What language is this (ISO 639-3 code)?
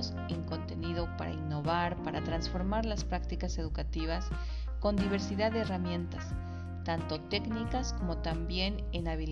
spa